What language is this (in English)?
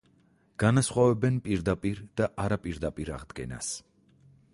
Georgian